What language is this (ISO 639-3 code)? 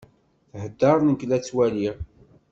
kab